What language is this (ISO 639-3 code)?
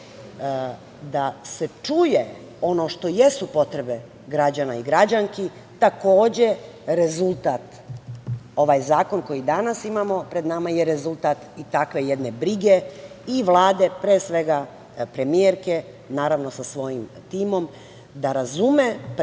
srp